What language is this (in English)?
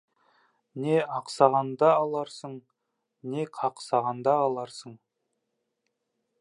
Kazakh